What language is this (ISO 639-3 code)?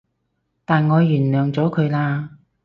yue